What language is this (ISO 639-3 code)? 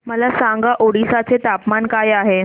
mar